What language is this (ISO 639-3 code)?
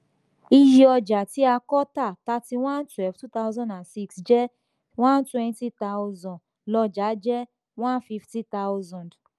yor